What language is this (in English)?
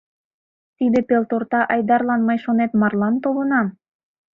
Mari